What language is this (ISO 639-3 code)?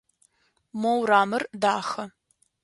ady